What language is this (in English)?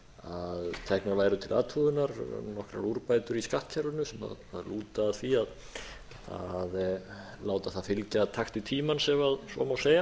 Icelandic